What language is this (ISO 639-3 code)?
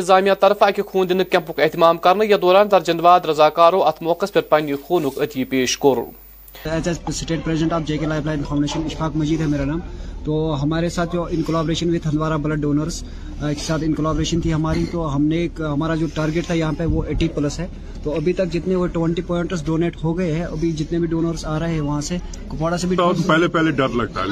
urd